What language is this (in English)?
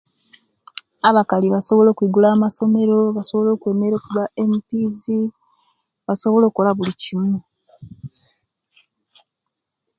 Kenyi